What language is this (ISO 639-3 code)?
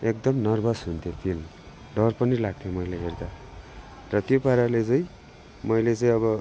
nep